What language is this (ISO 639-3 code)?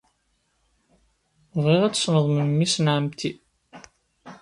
kab